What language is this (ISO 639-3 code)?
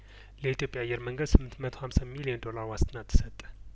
amh